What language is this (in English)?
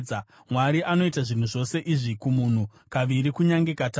Shona